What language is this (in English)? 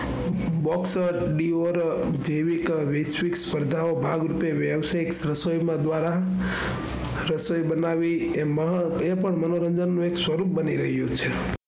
Gujarati